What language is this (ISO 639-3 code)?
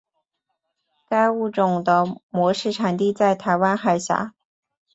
zho